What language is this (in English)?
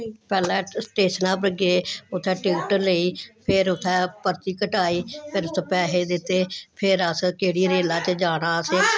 Dogri